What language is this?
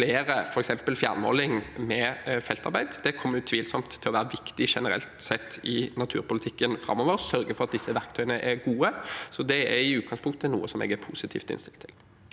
Norwegian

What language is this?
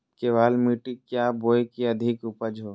Magahi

